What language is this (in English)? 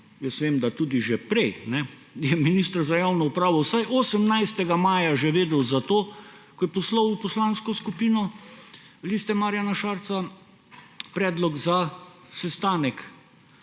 Slovenian